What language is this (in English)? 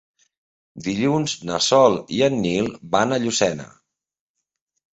Catalan